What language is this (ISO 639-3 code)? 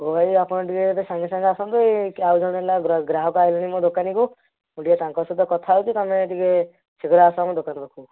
ori